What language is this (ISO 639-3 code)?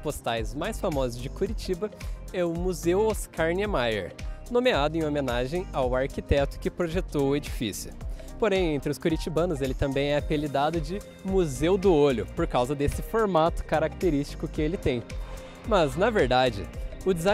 por